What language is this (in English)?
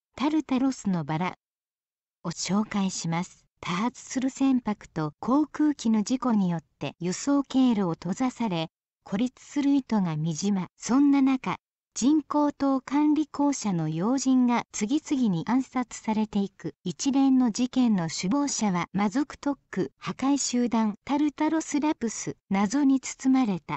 Japanese